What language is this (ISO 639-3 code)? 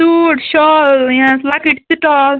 kas